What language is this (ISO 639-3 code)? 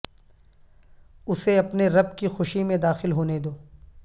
urd